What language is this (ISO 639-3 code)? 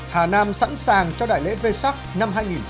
vie